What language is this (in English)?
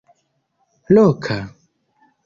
Esperanto